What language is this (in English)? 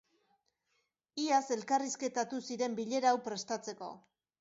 Basque